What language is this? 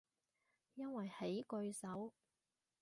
Cantonese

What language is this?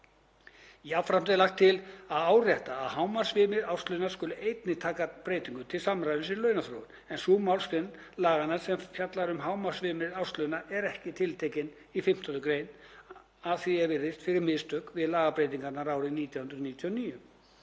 Icelandic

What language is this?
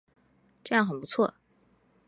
Chinese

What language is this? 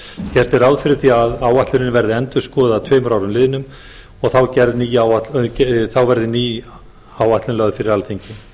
Icelandic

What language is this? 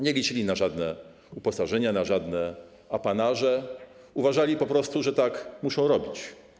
Polish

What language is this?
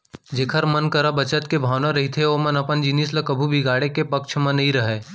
Chhattisgarhi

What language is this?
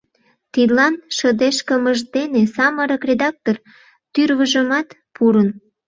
Mari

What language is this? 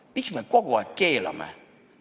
Estonian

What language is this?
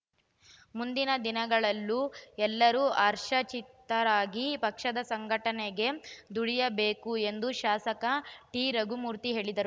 Kannada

